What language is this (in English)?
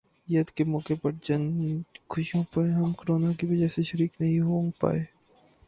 Urdu